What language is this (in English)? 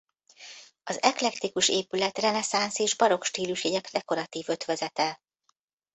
Hungarian